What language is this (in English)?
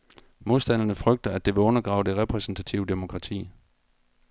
Danish